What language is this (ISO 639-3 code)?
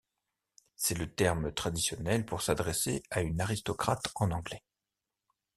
fra